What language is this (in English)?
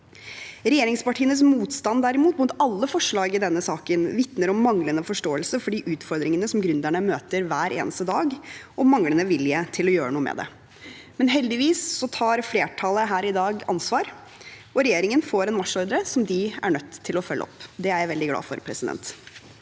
Norwegian